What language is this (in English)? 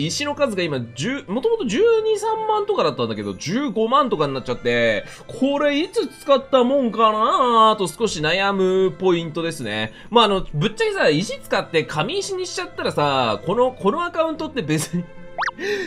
Japanese